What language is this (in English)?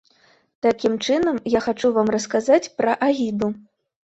Belarusian